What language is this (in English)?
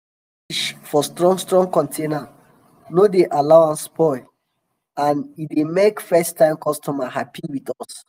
Nigerian Pidgin